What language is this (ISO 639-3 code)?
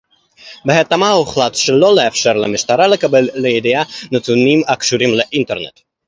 heb